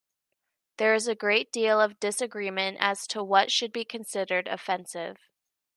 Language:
English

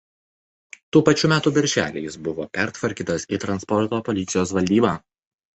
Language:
Lithuanian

